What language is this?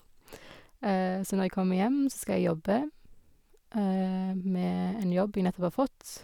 Norwegian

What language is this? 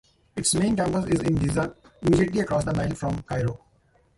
English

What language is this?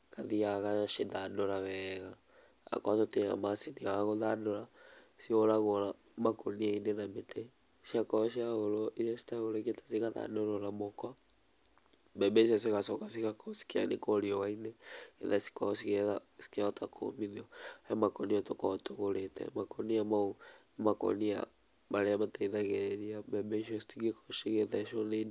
Kikuyu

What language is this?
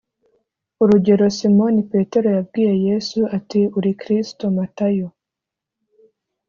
Kinyarwanda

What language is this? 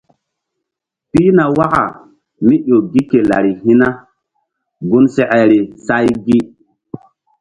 Mbum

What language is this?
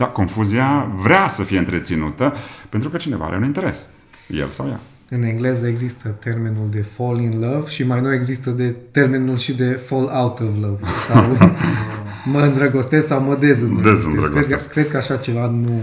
Romanian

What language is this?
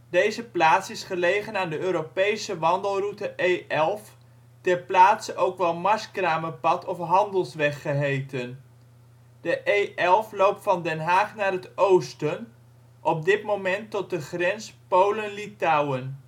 Dutch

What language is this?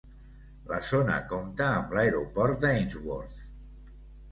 Catalan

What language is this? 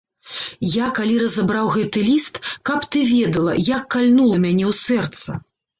Belarusian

